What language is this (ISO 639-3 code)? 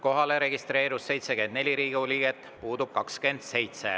est